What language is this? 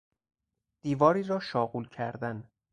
Persian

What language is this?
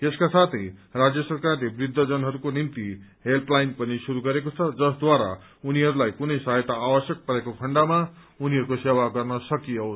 Nepali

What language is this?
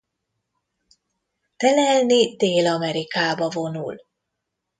Hungarian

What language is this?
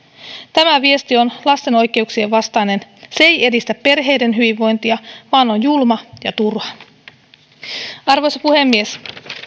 Finnish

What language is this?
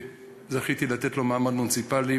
Hebrew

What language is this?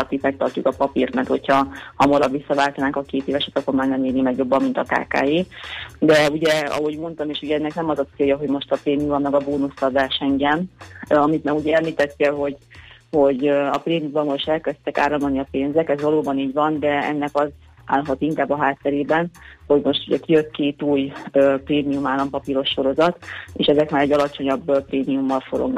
Hungarian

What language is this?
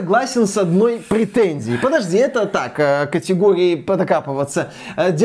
Russian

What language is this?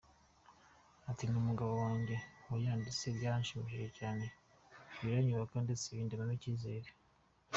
Kinyarwanda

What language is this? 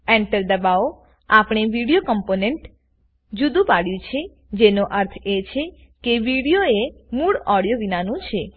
Gujarati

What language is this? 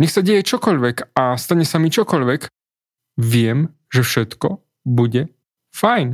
Slovak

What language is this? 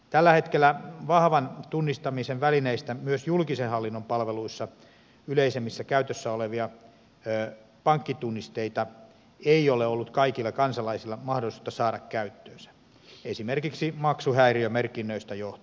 Finnish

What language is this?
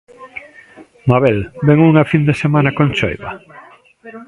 Galician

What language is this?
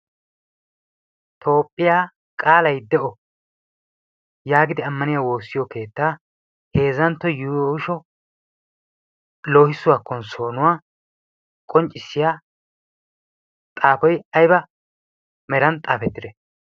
Wolaytta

